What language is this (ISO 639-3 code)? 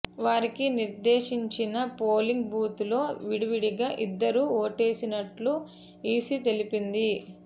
tel